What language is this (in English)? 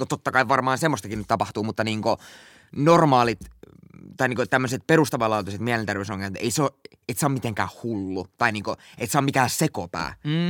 Finnish